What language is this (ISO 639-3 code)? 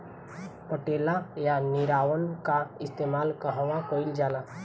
bho